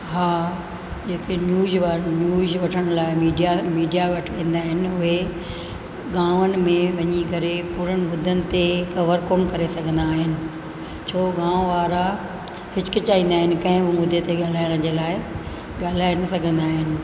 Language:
Sindhi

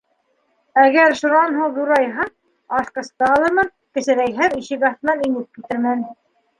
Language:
Bashkir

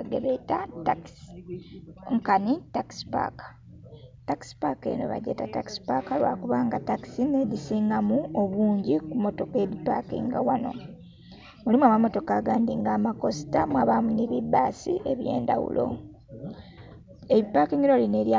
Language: Soga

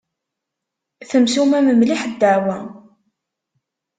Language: Kabyle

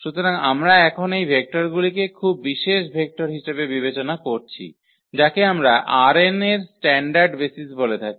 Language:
Bangla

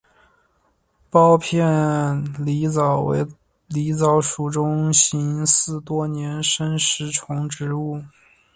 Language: Chinese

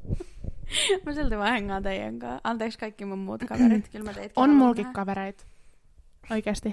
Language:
Finnish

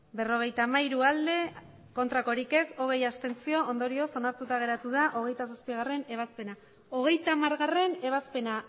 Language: Basque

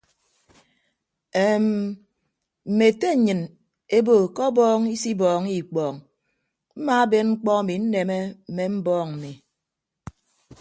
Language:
Ibibio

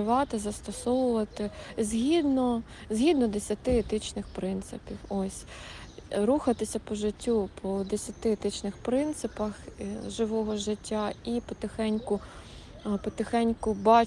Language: Ukrainian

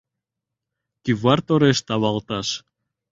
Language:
Mari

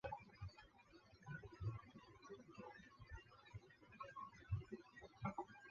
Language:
Chinese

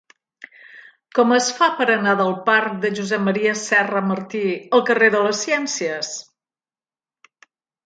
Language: Catalan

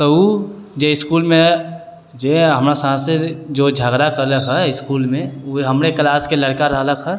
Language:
Maithili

